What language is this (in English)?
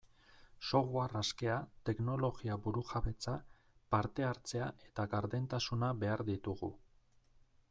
Basque